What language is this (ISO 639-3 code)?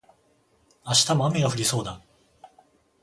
jpn